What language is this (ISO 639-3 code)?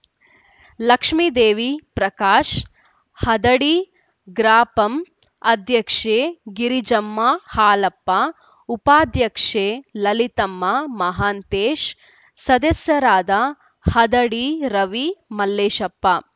kan